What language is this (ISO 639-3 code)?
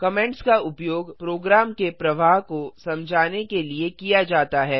hin